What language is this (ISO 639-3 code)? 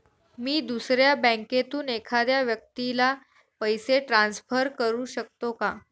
mar